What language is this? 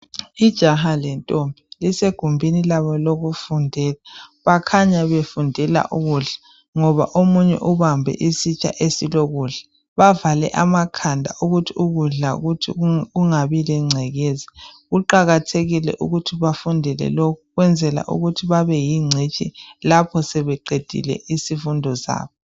North Ndebele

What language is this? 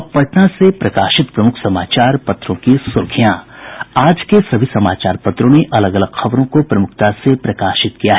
Hindi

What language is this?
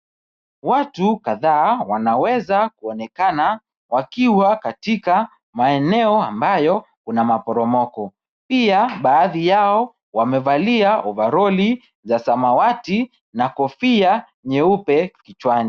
Swahili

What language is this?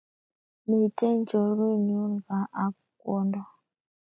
Kalenjin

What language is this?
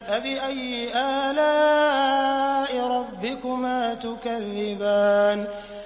Arabic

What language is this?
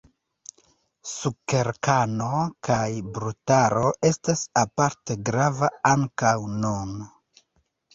Esperanto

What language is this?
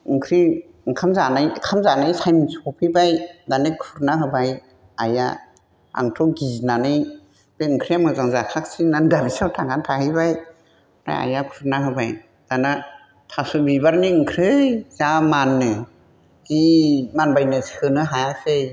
Bodo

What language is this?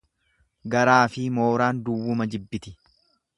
Oromo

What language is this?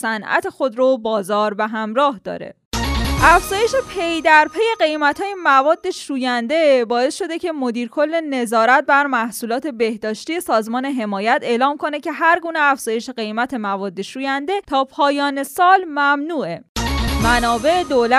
Persian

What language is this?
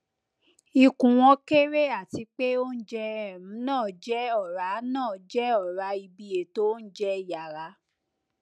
Yoruba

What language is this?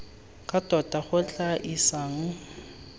Tswana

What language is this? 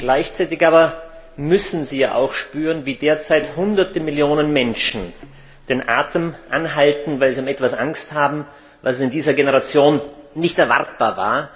German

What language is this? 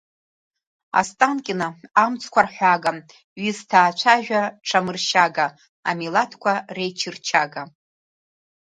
Abkhazian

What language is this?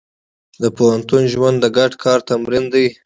Pashto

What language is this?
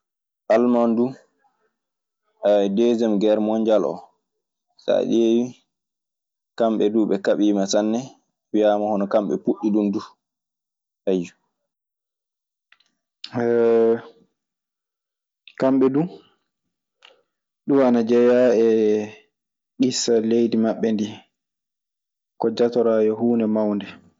Maasina Fulfulde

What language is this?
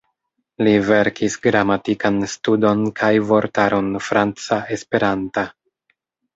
Esperanto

